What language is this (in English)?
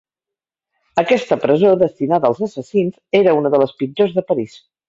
Catalan